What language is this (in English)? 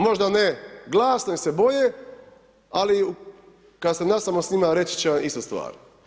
Croatian